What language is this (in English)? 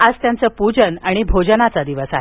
Marathi